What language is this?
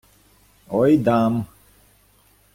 Ukrainian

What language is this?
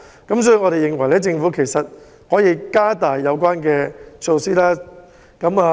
Cantonese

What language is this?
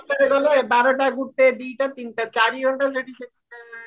Odia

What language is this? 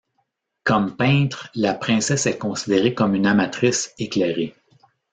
French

